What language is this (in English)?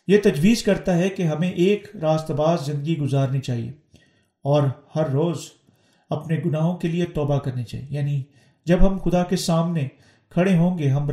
Urdu